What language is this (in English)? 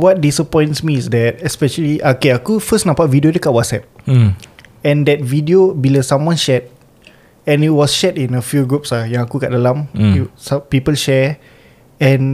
Malay